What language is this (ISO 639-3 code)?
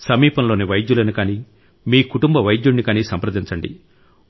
tel